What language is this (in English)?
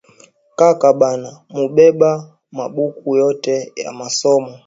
Swahili